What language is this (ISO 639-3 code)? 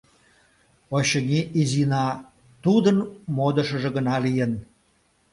chm